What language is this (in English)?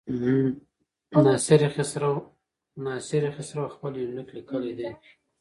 Pashto